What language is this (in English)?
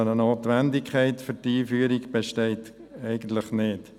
Swiss German